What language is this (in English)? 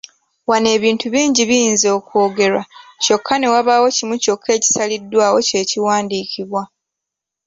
Ganda